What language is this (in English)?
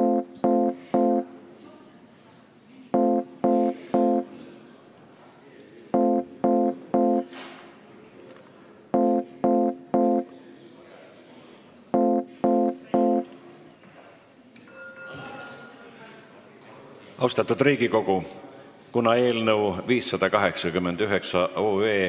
Estonian